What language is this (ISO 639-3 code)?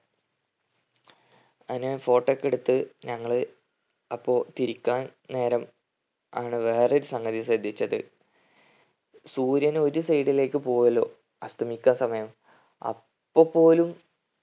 mal